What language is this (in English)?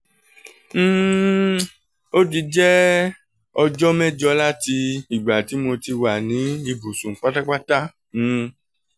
Yoruba